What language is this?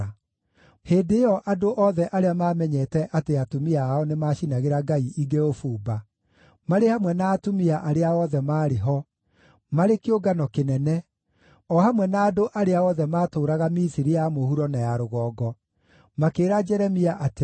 Kikuyu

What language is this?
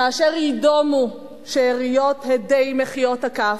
Hebrew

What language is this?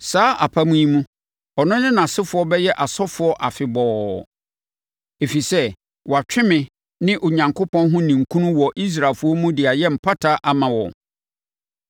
Akan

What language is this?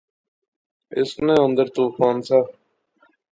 Pahari-Potwari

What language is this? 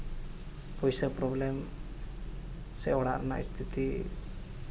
Santali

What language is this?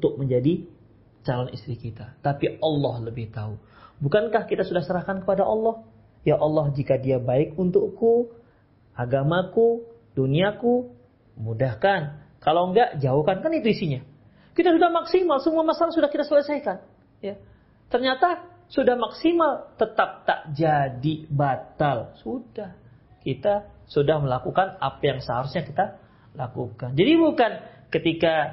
Indonesian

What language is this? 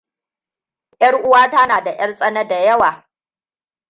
Hausa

